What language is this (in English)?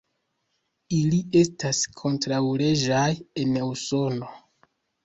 Esperanto